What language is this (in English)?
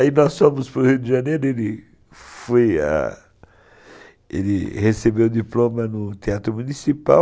Portuguese